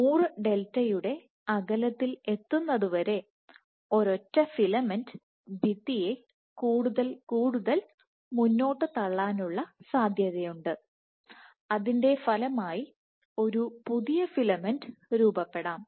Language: Malayalam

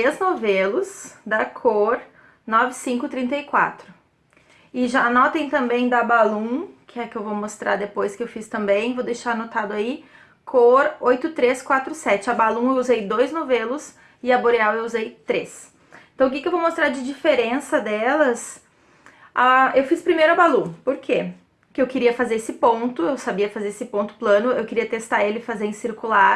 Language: Portuguese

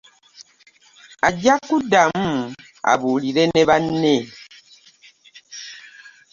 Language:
Ganda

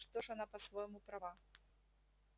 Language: Russian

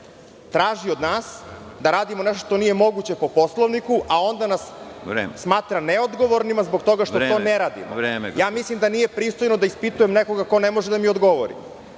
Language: Serbian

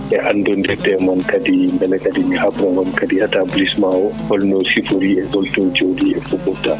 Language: Fula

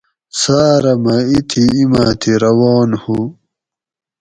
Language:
Gawri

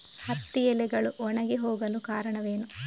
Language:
Kannada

